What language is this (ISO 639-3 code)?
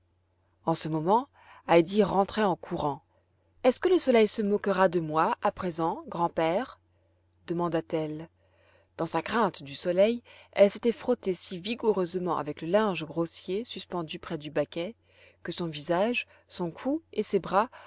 fra